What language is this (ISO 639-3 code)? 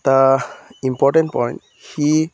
asm